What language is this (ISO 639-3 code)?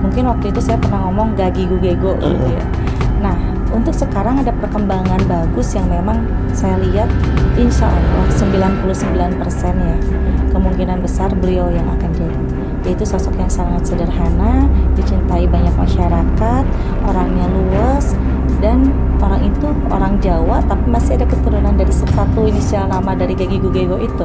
ind